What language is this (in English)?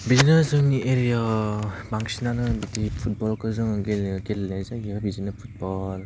Bodo